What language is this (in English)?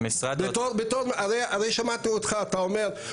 Hebrew